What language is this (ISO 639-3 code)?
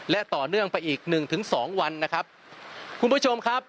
tha